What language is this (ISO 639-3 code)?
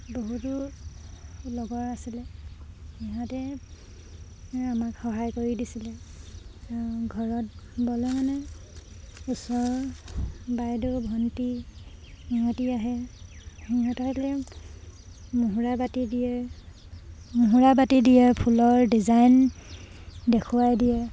asm